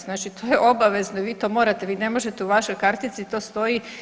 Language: Croatian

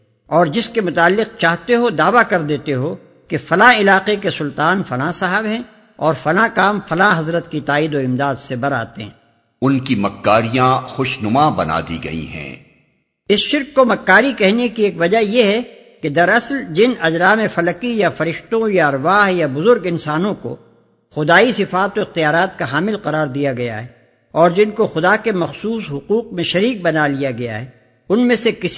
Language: Urdu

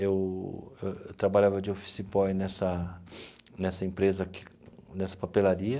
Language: Portuguese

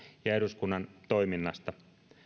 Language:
Finnish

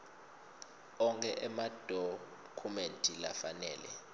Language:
Swati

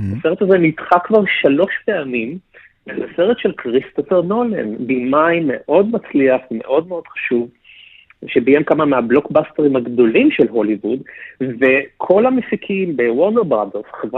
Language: Hebrew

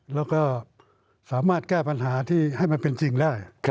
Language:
Thai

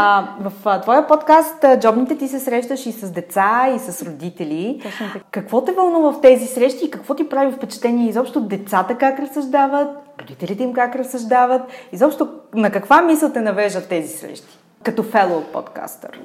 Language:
Bulgarian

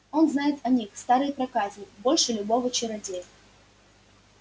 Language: Russian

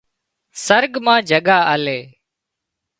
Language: Wadiyara Koli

